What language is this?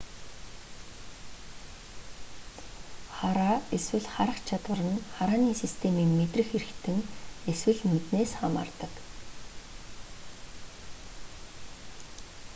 Mongolian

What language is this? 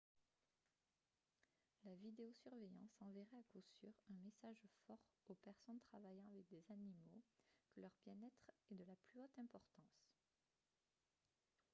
French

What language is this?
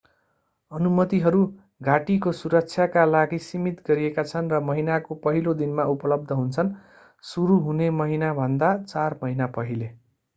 Nepali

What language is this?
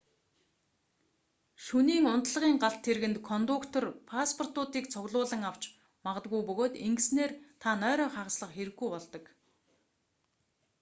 Mongolian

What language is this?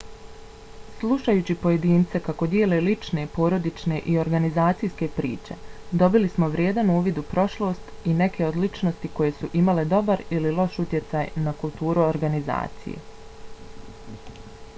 Bosnian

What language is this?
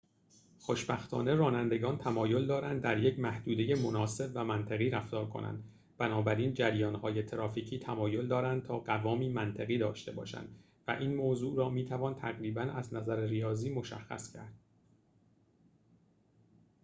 Persian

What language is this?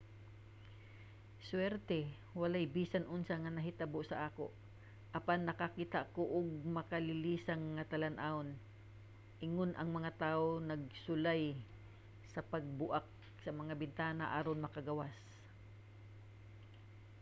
Cebuano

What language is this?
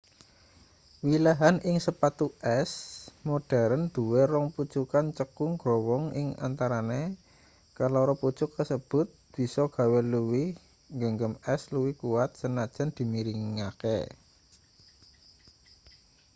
Javanese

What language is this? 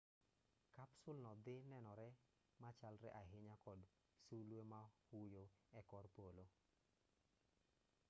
Luo (Kenya and Tanzania)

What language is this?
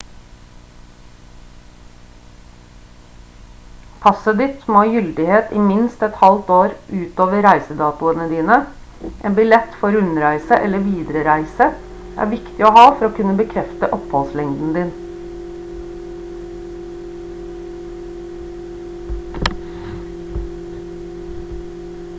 Norwegian Bokmål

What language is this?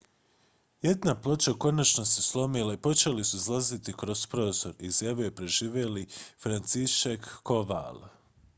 Croatian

